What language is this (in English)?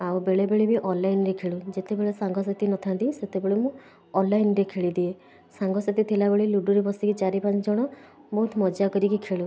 Odia